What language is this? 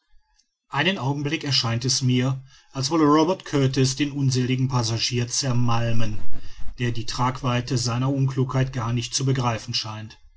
German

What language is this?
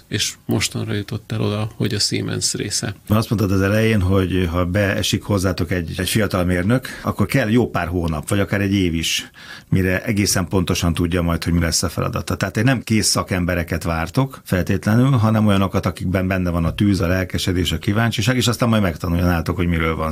Hungarian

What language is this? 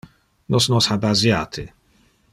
Interlingua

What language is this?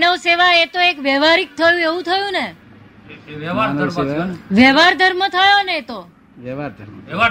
Gujarati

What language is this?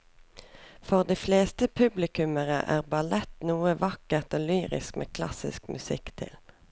Norwegian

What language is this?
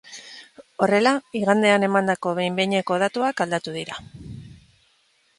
Basque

